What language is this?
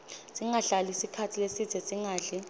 Swati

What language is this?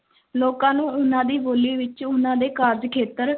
Punjabi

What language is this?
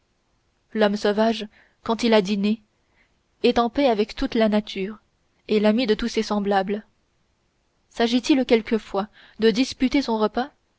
French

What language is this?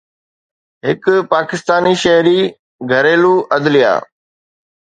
Sindhi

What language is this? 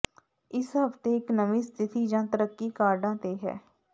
Punjabi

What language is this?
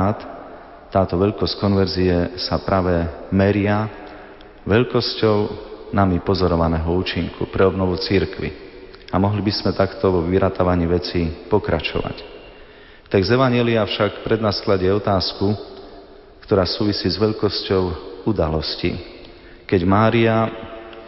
Slovak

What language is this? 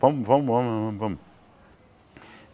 Portuguese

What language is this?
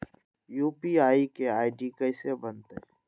Magahi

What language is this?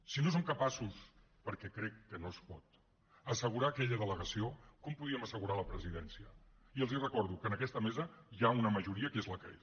Catalan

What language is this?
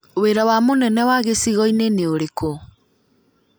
Kikuyu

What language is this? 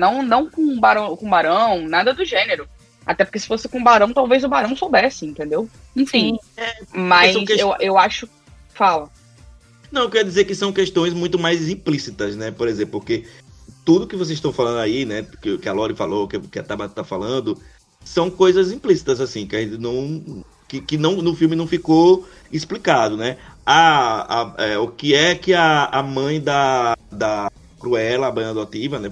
Portuguese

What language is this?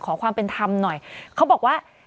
Thai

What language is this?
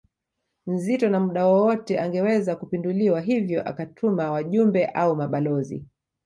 Swahili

